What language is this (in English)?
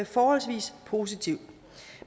Danish